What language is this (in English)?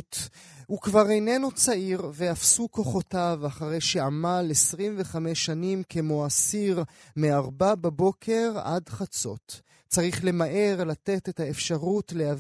Hebrew